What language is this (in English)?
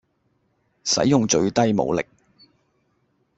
Cantonese